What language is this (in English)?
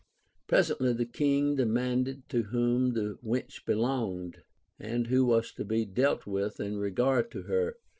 English